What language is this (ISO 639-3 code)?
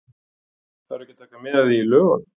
isl